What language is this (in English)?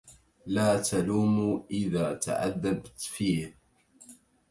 Arabic